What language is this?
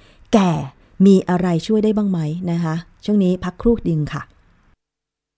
Thai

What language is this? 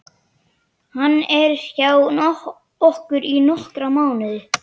Icelandic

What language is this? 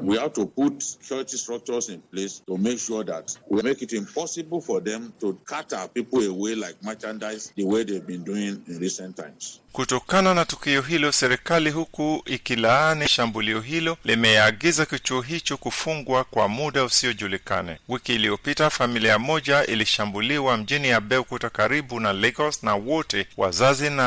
Swahili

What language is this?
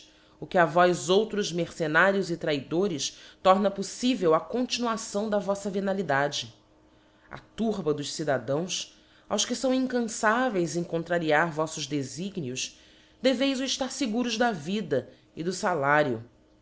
Portuguese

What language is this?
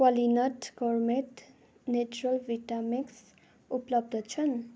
Nepali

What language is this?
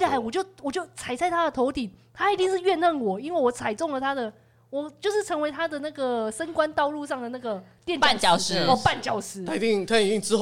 Chinese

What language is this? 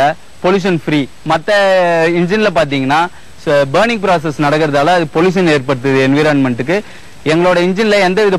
Hindi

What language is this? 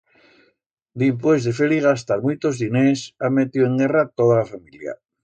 Aragonese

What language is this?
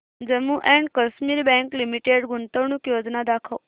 Marathi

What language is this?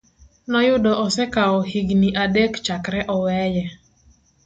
Luo (Kenya and Tanzania)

